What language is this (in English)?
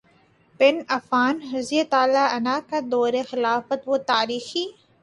Urdu